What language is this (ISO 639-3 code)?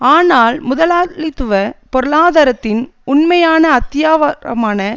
tam